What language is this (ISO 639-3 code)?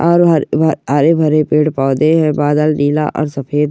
mwr